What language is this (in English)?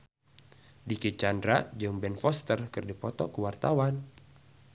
Sundanese